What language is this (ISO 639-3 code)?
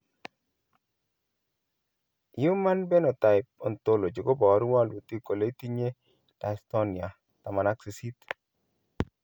kln